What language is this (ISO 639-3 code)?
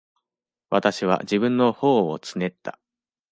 jpn